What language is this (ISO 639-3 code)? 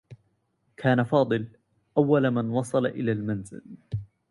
ara